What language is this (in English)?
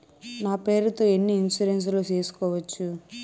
Telugu